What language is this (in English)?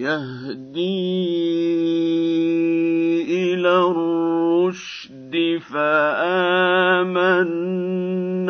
Arabic